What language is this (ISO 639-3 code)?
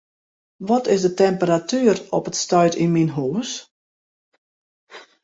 fry